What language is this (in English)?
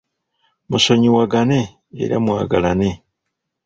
Ganda